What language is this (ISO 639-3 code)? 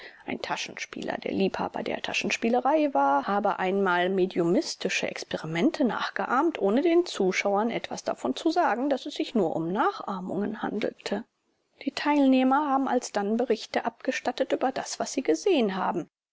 deu